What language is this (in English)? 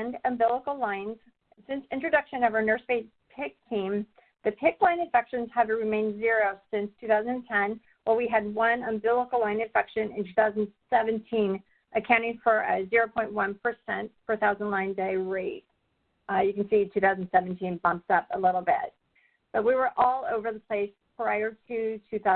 English